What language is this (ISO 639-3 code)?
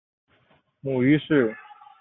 zho